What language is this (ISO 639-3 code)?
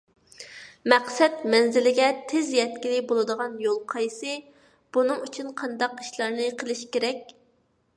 uig